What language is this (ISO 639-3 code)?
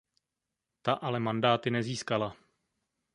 ces